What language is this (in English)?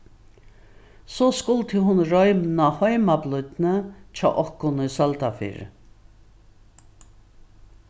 Faroese